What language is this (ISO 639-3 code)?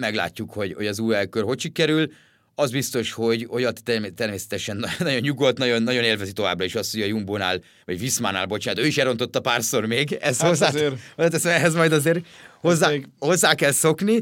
hun